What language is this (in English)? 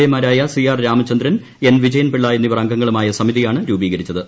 Malayalam